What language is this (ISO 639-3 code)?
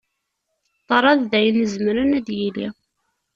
kab